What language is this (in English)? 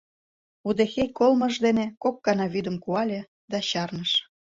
Mari